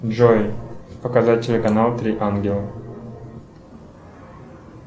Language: Russian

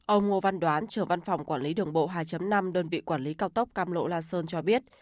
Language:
Vietnamese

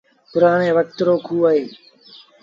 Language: Sindhi Bhil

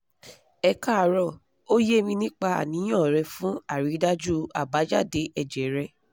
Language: Yoruba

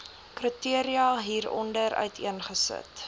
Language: Afrikaans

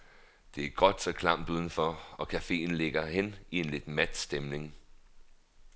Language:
Danish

